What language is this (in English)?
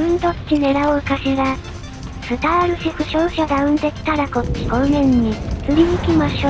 Japanese